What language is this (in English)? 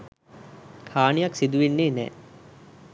Sinhala